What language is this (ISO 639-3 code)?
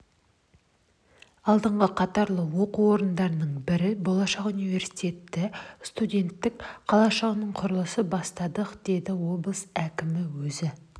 kaz